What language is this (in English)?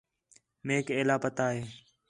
Khetrani